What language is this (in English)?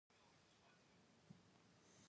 Pashto